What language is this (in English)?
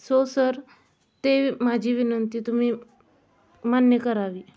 Marathi